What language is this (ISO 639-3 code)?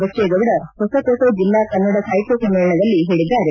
kan